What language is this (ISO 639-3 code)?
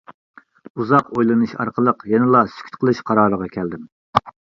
uig